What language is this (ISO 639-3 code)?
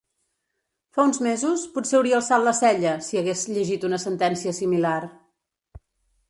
cat